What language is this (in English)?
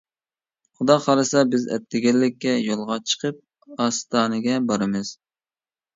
Uyghur